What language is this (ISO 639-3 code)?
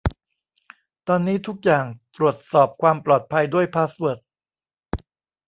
tha